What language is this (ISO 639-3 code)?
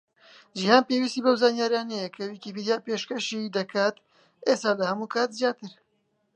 ckb